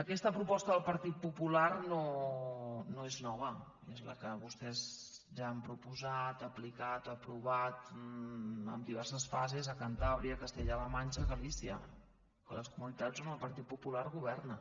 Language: Catalan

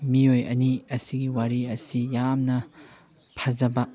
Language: Manipuri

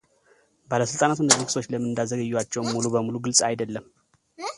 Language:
Amharic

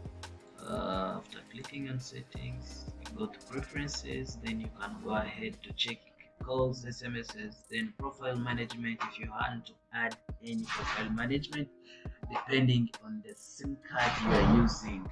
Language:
English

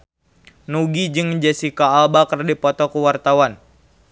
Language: Sundanese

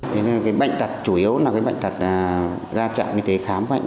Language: Vietnamese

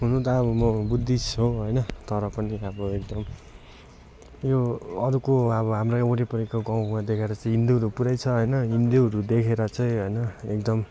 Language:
Nepali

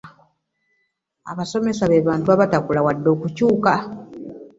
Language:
Ganda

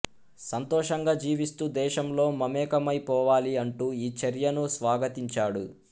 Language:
Telugu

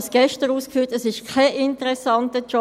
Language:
Swiss German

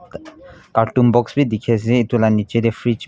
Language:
Naga Pidgin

